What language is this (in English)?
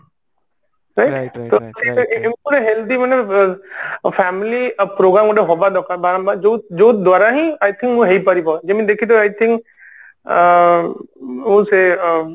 Odia